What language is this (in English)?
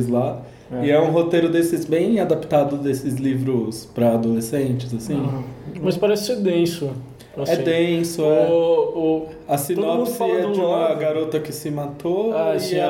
Portuguese